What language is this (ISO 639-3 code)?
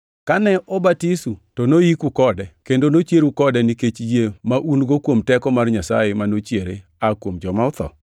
luo